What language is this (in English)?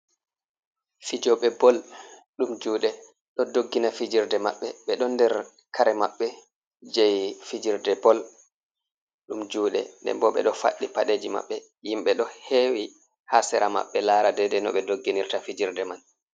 Fula